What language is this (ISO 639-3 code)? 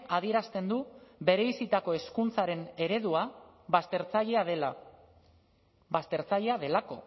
eus